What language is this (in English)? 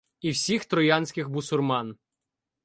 Ukrainian